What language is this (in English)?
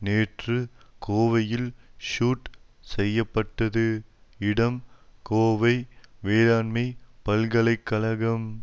Tamil